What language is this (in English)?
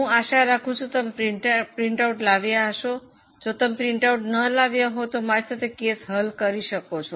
Gujarati